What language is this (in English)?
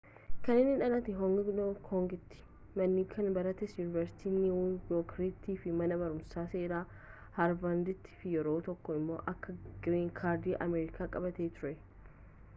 Oromo